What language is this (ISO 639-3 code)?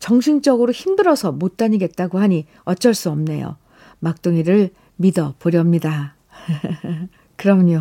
kor